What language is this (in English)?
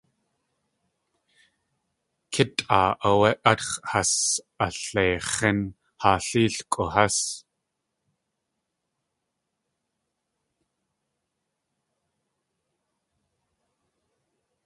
Tlingit